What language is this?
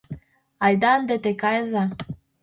Mari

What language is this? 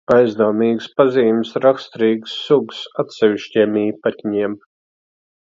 Latvian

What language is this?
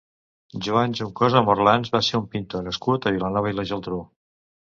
Catalan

